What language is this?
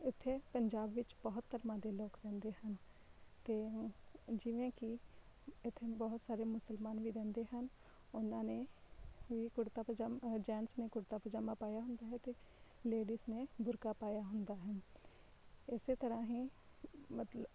Punjabi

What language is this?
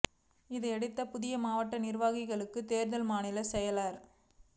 Tamil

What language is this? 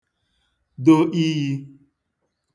Igbo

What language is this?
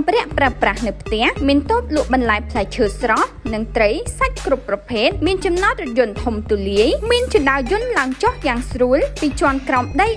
Thai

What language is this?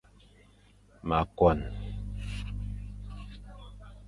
Fang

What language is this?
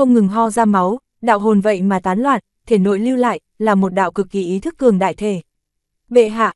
Vietnamese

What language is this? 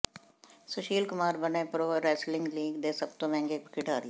Punjabi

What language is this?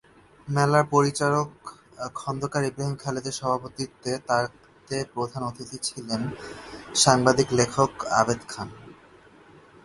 Bangla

